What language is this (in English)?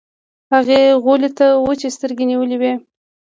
Pashto